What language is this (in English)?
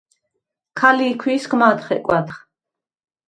Svan